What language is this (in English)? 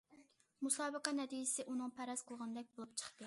Uyghur